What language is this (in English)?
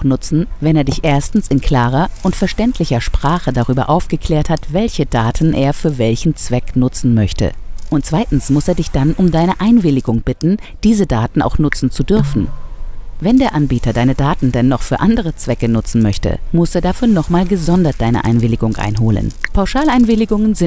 German